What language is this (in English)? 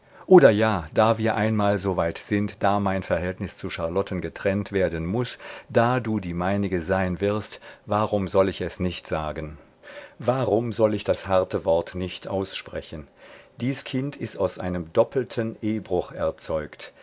German